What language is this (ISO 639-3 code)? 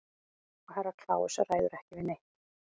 isl